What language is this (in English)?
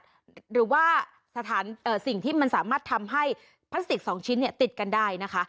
Thai